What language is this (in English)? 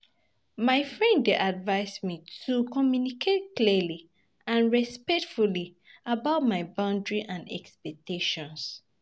Nigerian Pidgin